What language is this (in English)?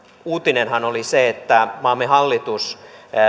Finnish